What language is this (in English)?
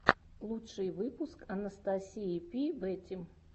Russian